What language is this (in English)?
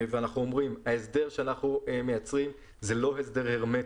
Hebrew